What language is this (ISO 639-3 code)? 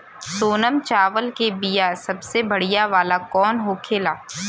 bho